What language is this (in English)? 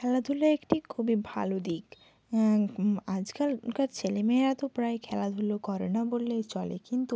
Bangla